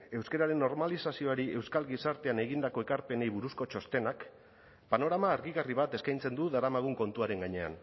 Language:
Basque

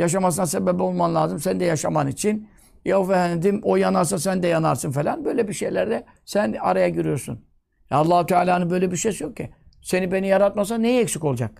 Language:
Turkish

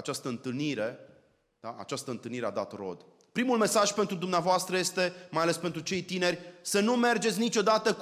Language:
Romanian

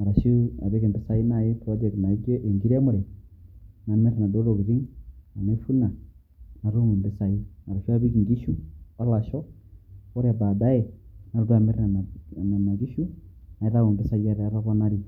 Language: Masai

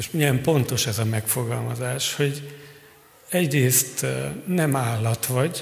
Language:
Hungarian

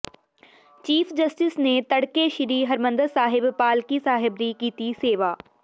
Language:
Punjabi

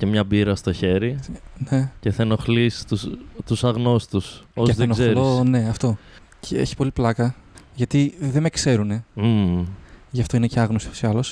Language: Greek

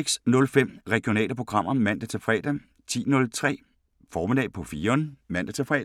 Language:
Danish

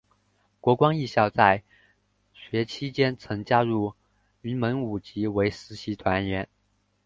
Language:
Chinese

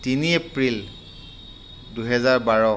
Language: Assamese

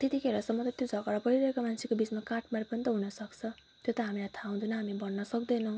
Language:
Nepali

